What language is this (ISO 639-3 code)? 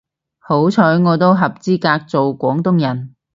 yue